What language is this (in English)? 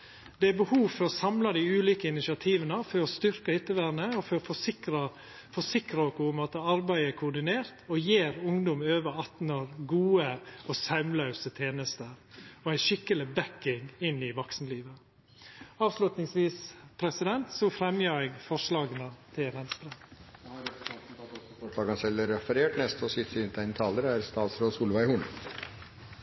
Norwegian